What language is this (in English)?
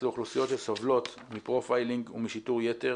Hebrew